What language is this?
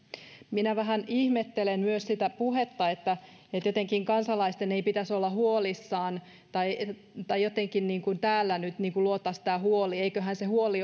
Finnish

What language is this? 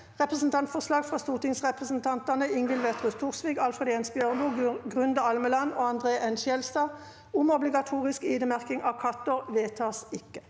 Norwegian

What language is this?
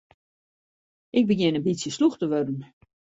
Western Frisian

